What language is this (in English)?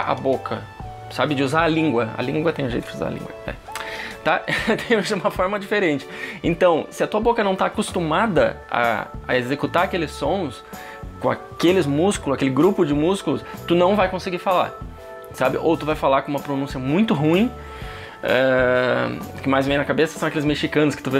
Portuguese